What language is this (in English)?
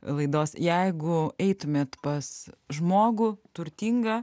Lithuanian